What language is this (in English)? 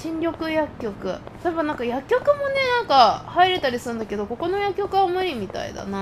Japanese